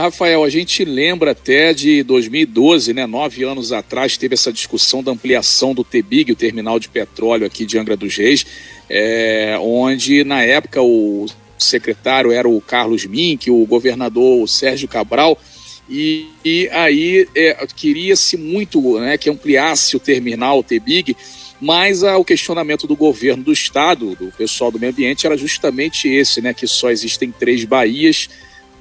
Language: Portuguese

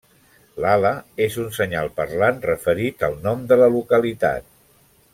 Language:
Catalan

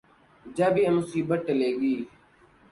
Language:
Urdu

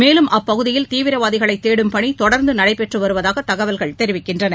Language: Tamil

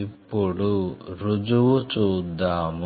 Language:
Telugu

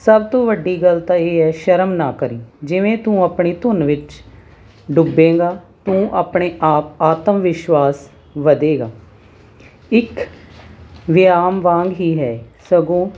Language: Punjabi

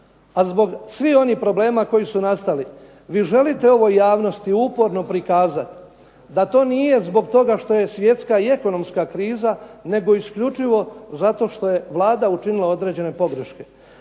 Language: Croatian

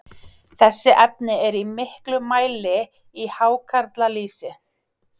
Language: Icelandic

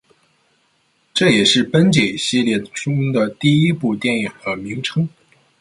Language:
Chinese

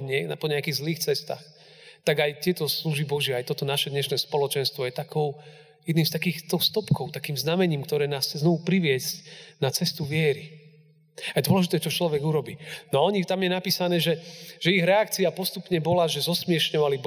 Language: Slovak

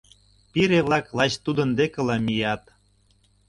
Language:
Mari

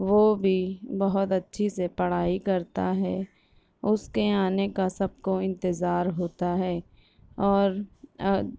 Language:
Urdu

